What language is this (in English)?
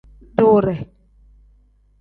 Tem